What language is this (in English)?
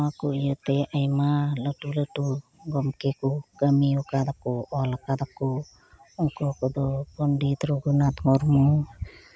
Santali